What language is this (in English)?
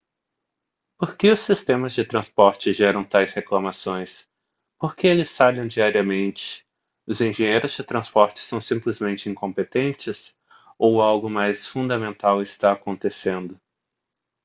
Portuguese